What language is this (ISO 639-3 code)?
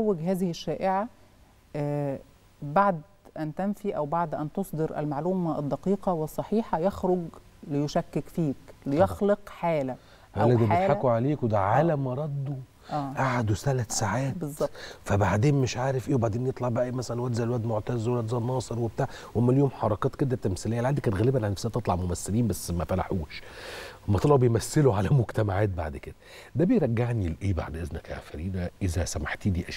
ara